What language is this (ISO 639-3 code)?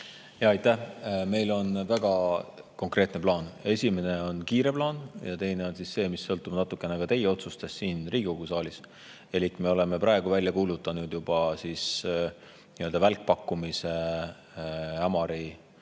est